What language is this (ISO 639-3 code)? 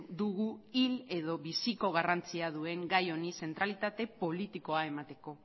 eus